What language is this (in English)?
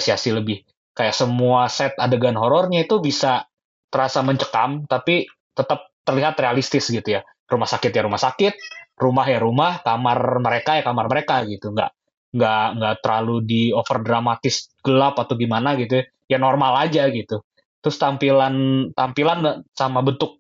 Indonesian